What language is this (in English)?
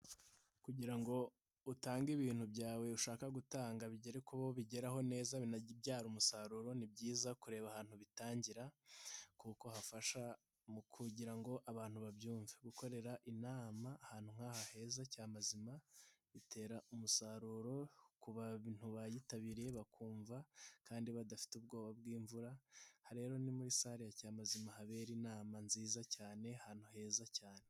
Kinyarwanda